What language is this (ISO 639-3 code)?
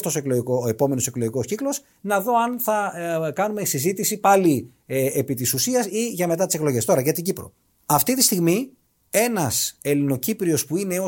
ell